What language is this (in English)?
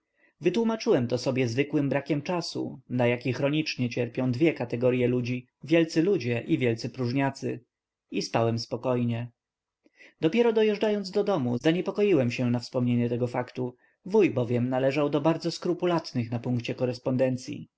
Polish